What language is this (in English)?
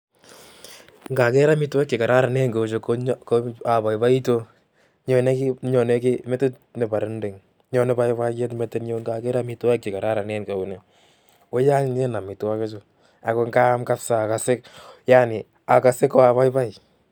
Kalenjin